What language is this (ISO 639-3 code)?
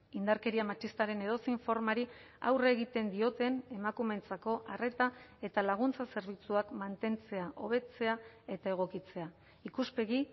eus